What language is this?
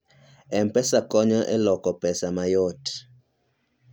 Luo (Kenya and Tanzania)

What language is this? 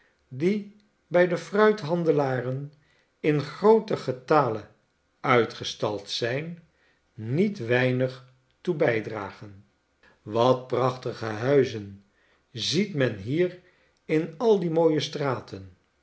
Dutch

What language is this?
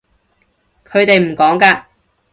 Cantonese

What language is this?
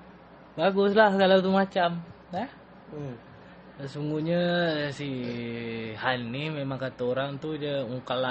Malay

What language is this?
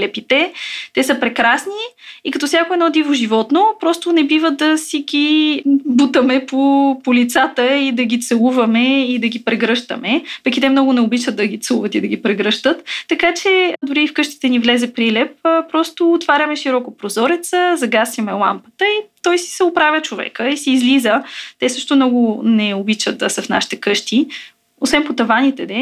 Bulgarian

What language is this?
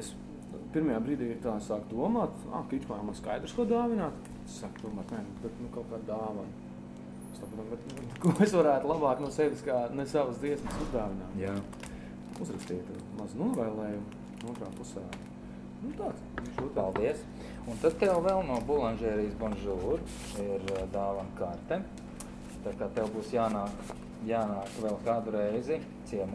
Latvian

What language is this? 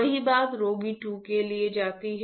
Hindi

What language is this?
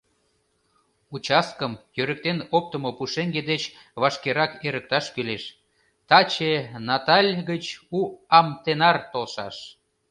Mari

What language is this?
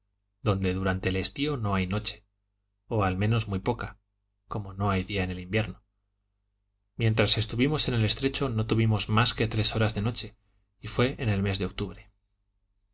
Spanish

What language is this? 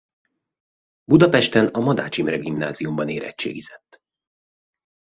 Hungarian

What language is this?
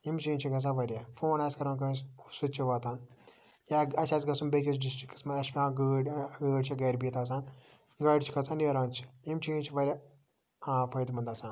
Kashmiri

